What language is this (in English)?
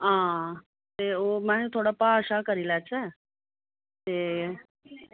Dogri